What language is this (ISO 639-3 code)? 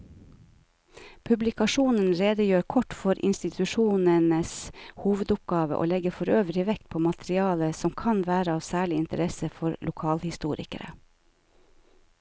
nor